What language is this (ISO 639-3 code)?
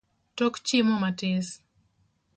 luo